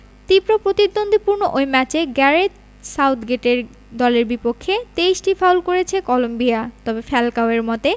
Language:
Bangla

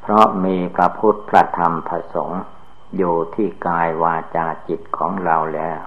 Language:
Thai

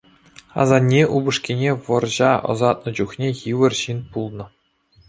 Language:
Chuvash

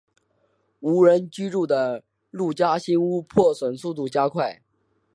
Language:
Chinese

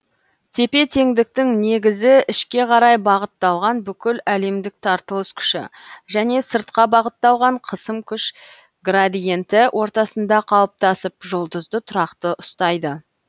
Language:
Kazakh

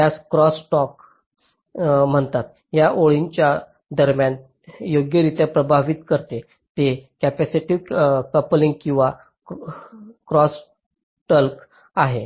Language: Marathi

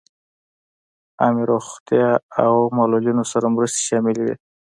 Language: Pashto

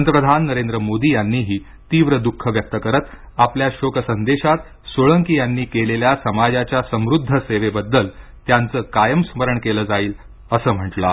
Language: Marathi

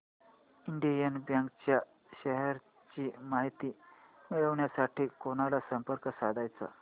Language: Marathi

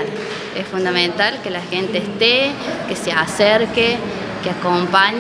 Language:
Spanish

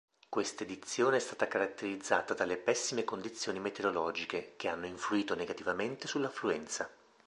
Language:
Italian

